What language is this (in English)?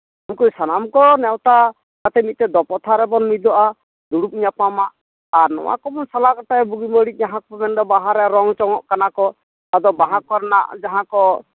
Santali